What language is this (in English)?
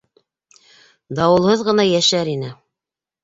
Bashkir